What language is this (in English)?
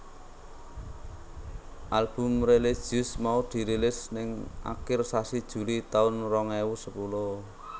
Javanese